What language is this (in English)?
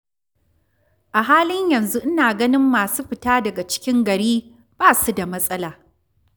Hausa